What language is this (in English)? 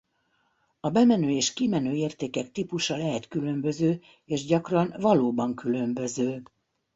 Hungarian